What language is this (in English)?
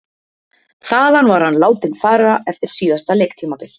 Icelandic